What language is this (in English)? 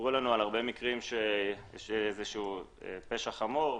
Hebrew